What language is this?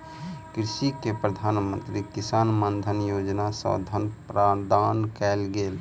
Maithili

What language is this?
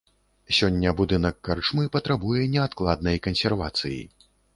Belarusian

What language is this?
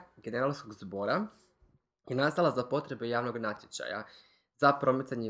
Croatian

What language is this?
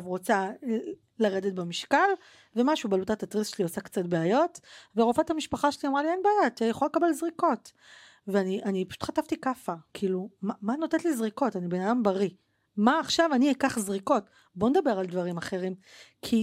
Hebrew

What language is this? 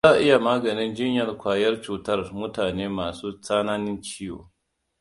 Hausa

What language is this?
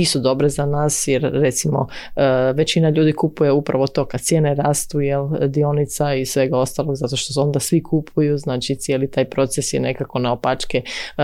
Croatian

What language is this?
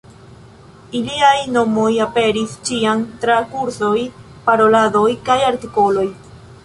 Esperanto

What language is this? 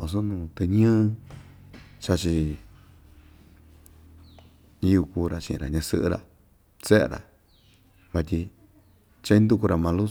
Ixtayutla Mixtec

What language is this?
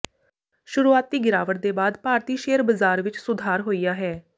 Punjabi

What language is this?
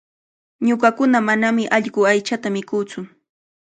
Cajatambo North Lima Quechua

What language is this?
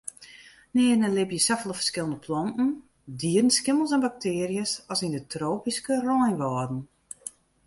Western Frisian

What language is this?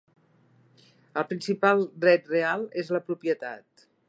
Catalan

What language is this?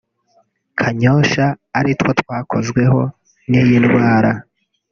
Kinyarwanda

